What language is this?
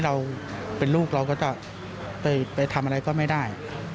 Thai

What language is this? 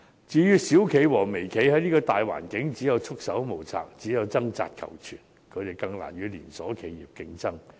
Cantonese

